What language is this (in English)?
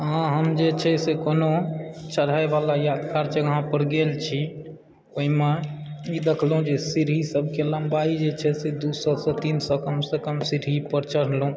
Maithili